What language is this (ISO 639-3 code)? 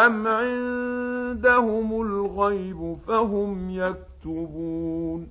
ara